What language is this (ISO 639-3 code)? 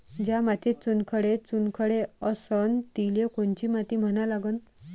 mar